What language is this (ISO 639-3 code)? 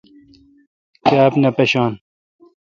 xka